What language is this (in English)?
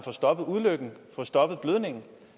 Danish